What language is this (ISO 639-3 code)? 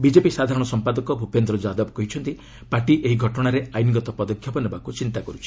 ori